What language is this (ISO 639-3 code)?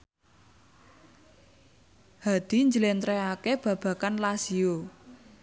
jav